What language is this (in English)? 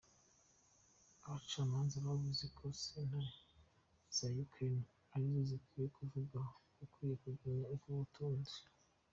Kinyarwanda